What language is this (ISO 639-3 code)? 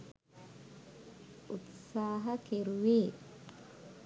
sin